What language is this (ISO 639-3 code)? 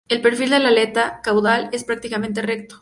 spa